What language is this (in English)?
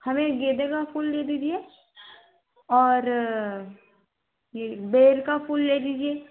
Hindi